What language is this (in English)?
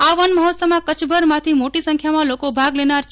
Gujarati